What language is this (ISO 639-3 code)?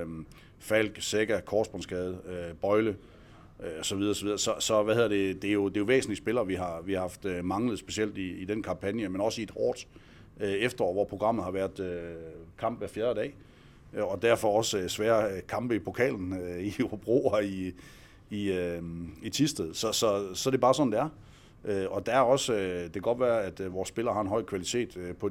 dan